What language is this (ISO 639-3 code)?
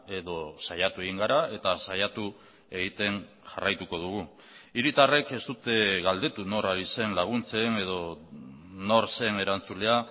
eus